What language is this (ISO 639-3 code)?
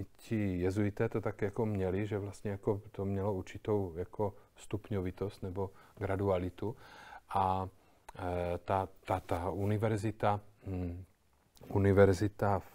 ces